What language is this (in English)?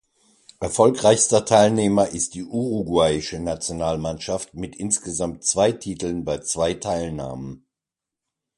German